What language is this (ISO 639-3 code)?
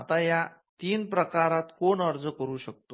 mar